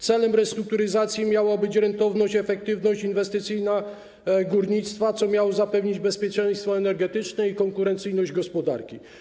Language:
Polish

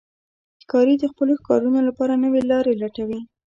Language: Pashto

